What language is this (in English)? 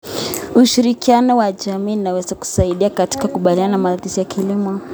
Kalenjin